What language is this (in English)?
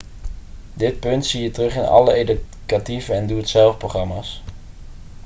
Dutch